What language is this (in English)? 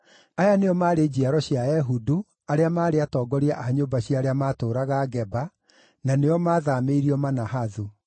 Kikuyu